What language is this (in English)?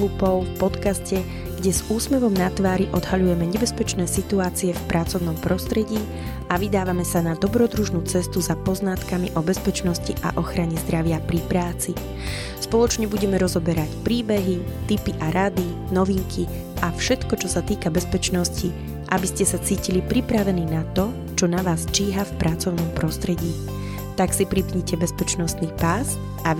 Slovak